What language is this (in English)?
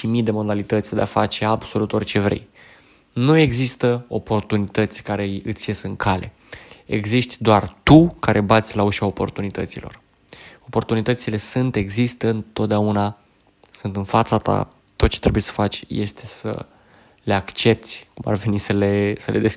Romanian